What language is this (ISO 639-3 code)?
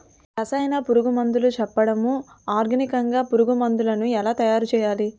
tel